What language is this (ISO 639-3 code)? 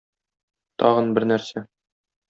tat